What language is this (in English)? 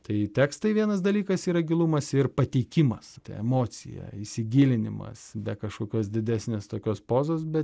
Lithuanian